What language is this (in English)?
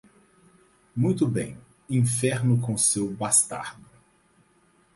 Portuguese